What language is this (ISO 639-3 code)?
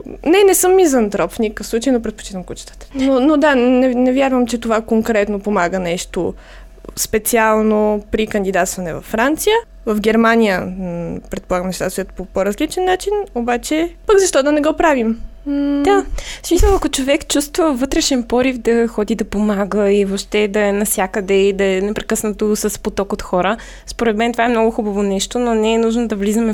bul